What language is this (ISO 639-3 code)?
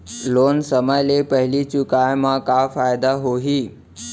hne